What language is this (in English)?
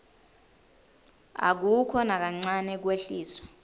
Swati